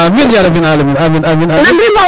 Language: Serer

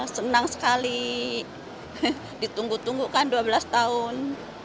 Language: Indonesian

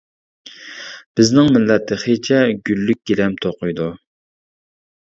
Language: Uyghur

